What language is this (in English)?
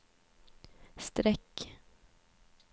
Swedish